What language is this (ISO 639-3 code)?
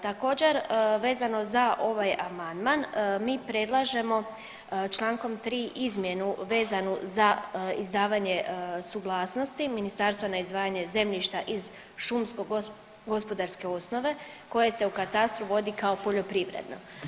hrv